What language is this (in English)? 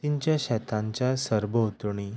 Konkani